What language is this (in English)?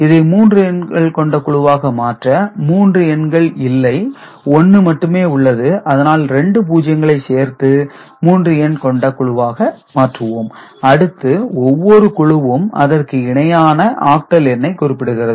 Tamil